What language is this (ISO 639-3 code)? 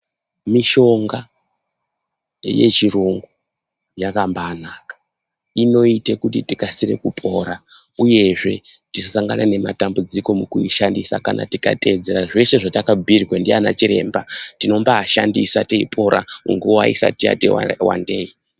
ndc